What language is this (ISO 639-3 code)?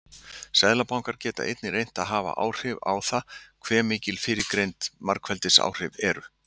isl